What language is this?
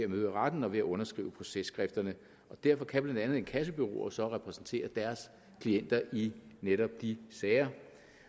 Danish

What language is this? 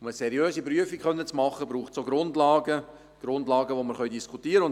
Swiss German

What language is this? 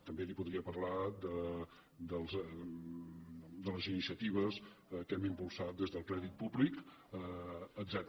Catalan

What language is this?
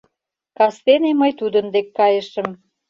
Mari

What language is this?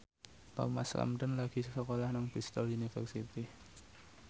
Javanese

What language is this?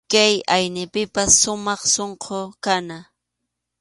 Arequipa-La Unión Quechua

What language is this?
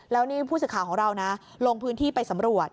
Thai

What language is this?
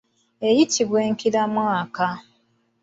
Ganda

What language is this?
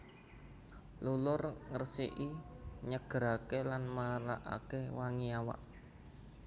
Javanese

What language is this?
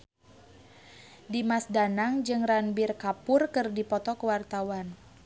Sundanese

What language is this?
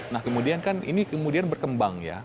Indonesian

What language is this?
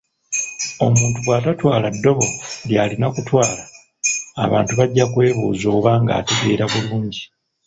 Ganda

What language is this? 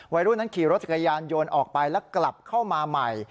Thai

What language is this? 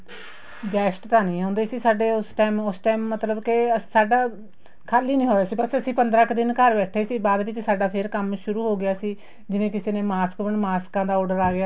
Punjabi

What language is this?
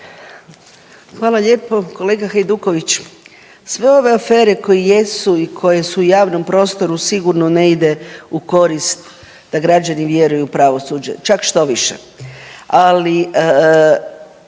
Croatian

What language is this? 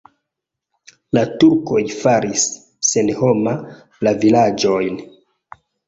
Esperanto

